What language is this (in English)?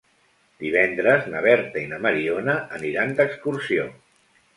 Catalan